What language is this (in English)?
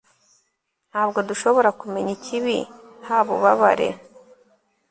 Kinyarwanda